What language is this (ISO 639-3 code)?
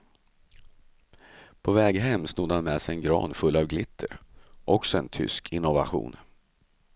swe